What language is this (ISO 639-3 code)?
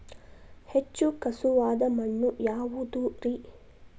kan